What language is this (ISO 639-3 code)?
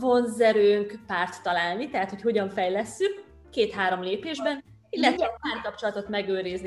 hun